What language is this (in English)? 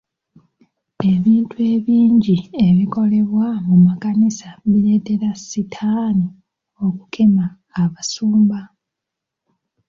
Ganda